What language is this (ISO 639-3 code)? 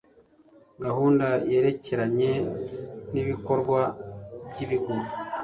kin